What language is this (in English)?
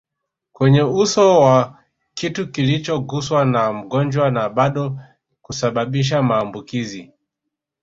Swahili